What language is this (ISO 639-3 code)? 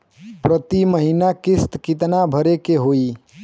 bho